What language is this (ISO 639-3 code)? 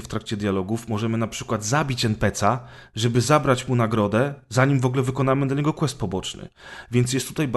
pol